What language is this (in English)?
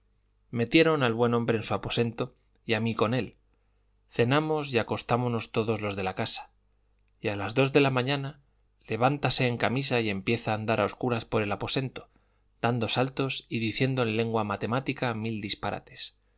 Spanish